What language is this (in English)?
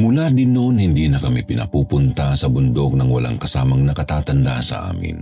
Filipino